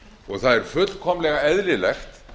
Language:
Icelandic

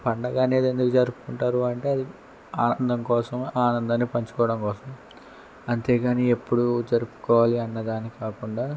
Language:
Telugu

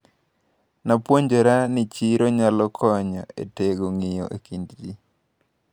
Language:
Luo (Kenya and Tanzania)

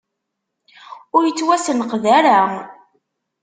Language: Kabyle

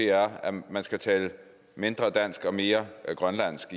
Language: Danish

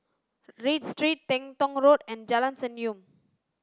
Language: English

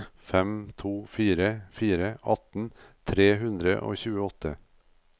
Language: Norwegian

